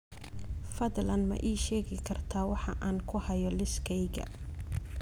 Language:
Somali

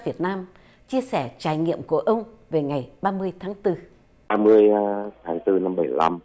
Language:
Vietnamese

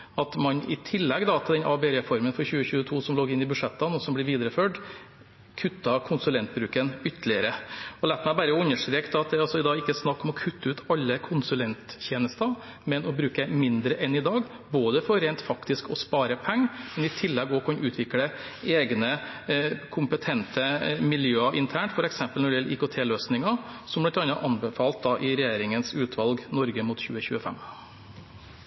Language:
Norwegian Bokmål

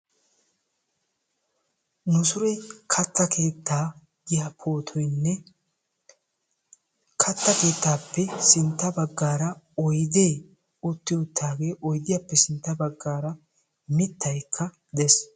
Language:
Wolaytta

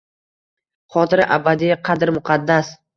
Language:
Uzbek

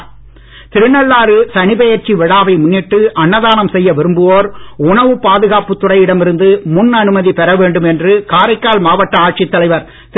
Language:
Tamil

